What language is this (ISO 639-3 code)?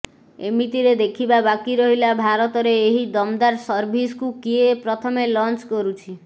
ori